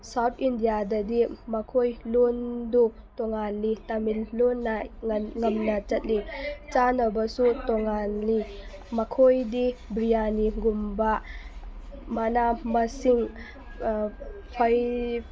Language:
Manipuri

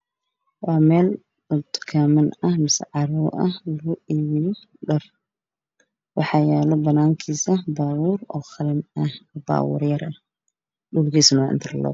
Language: Somali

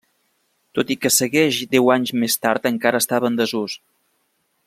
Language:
Catalan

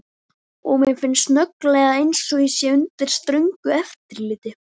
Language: Icelandic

